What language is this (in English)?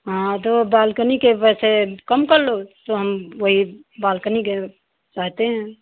Hindi